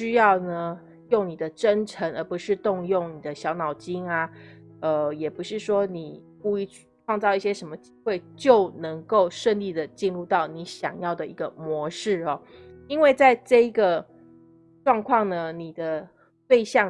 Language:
Chinese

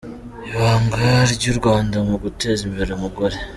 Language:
Kinyarwanda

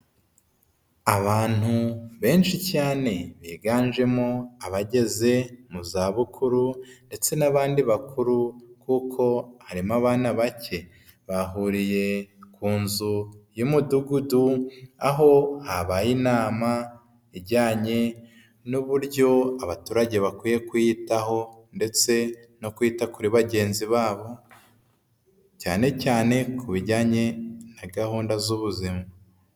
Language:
Kinyarwanda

